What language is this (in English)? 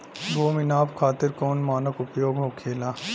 Bhojpuri